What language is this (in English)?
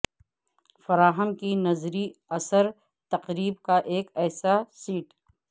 Urdu